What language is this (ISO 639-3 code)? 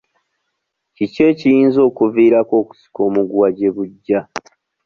lug